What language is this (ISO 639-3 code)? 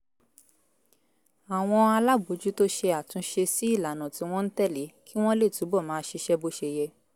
yor